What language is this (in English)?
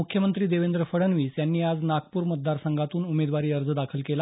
Marathi